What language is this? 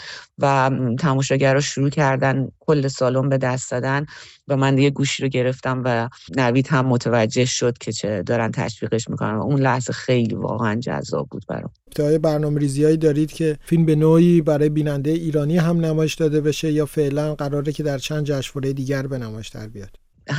Persian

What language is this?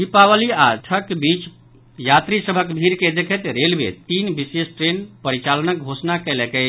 Maithili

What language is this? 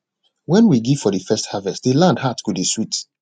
Nigerian Pidgin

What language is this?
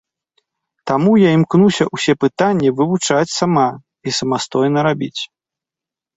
Belarusian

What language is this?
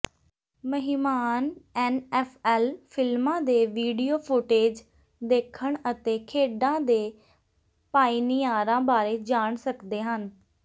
Punjabi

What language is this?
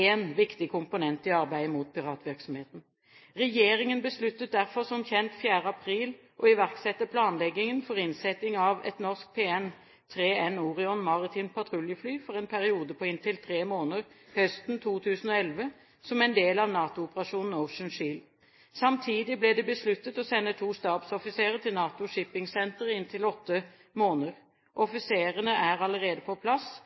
Norwegian Bokmål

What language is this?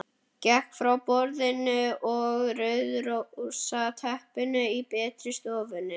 Icelandic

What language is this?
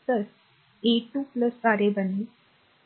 Marathi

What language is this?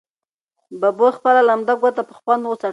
Pashto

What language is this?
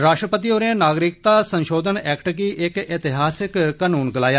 Dogri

